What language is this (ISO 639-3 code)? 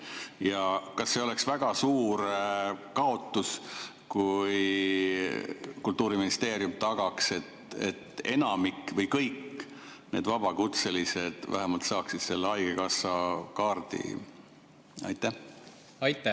est